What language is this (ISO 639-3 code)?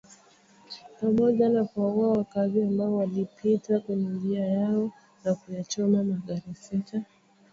swa